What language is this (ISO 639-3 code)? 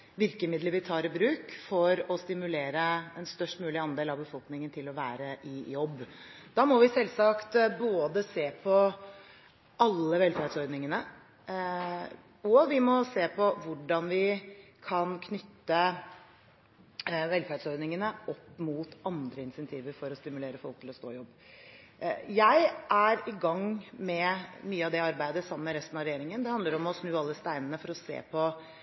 nob